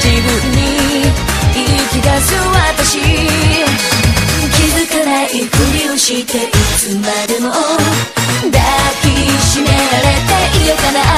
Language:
Japanese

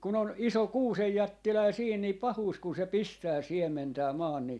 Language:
Finnish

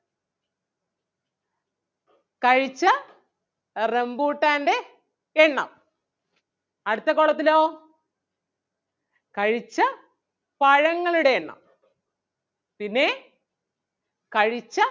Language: Malayalam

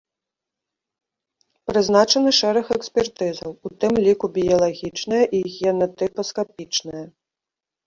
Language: Belarusian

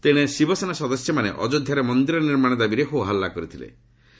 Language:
Odia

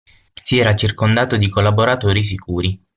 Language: Italian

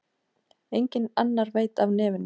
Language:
Icelandic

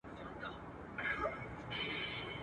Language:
Pashto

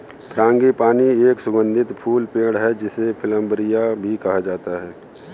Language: Hindi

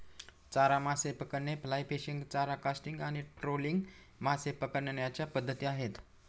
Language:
Marathi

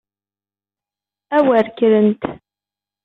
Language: Kabyle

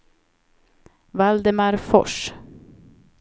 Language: Swedish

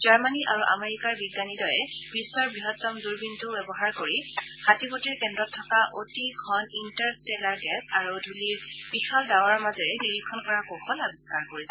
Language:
Assamese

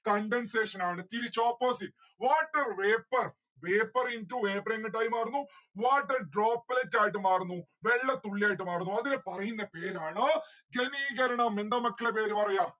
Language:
Malayalam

